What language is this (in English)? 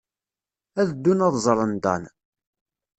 Kabyle